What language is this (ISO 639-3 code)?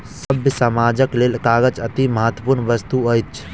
mai